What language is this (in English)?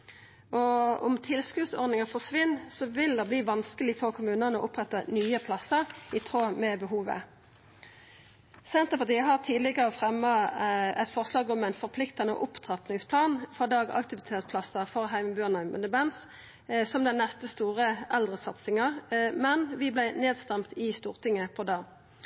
Norwegian Nynorsk